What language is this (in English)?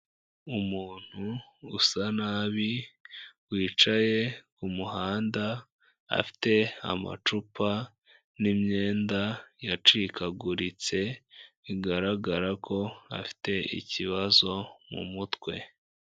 Kinyarwanda